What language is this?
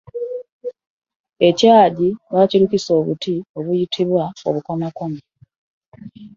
Ganda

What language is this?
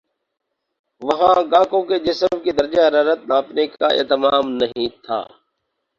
Urdu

